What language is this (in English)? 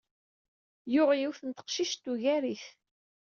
Kabyle